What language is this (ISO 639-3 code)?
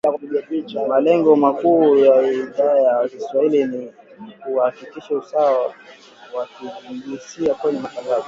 swa